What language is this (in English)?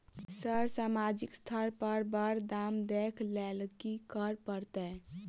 Maithili